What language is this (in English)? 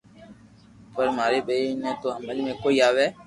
Loarki